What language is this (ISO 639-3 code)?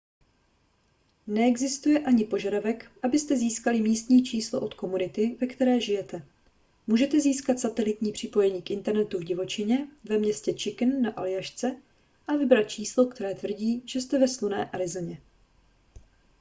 ces